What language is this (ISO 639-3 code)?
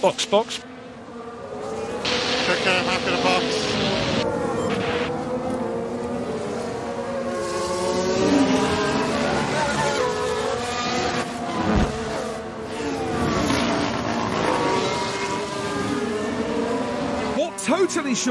pol